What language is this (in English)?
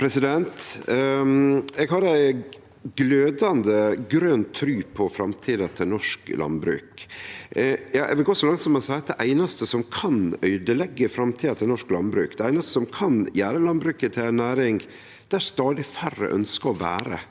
Norwegian